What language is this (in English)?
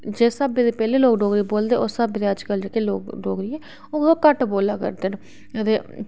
Dogri